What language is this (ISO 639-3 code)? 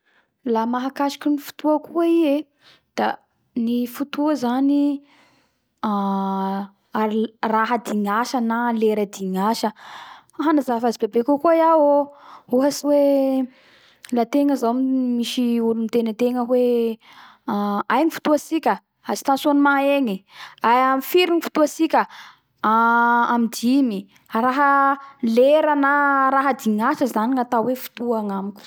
bhr